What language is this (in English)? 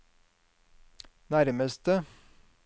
Norwegian